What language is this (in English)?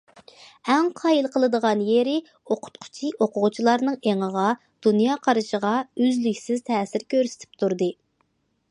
Uyghur